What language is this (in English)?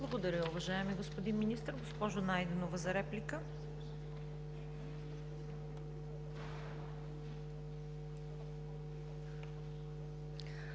Bulgarian